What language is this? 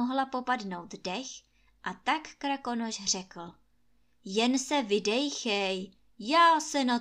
Czech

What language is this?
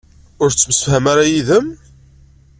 Kabyle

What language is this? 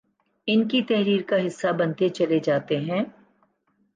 Urdu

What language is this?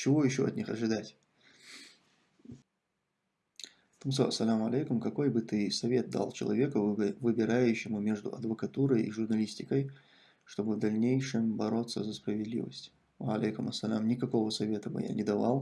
Russian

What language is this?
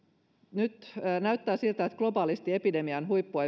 Finnish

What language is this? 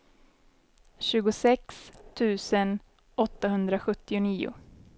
Swedish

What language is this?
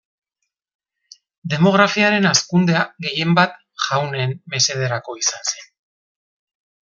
Basque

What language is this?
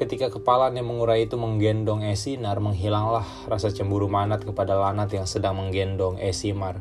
Indonesian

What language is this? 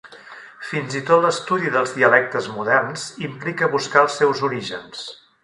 Catalan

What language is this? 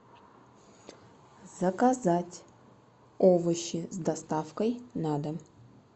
Russian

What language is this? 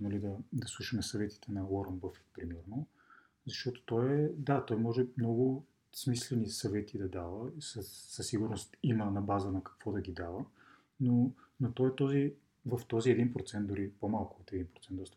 Bulgarian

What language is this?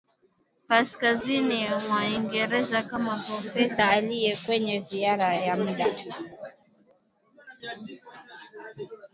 Swahili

